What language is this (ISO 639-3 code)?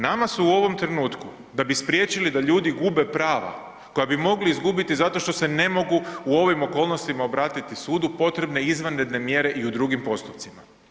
hrv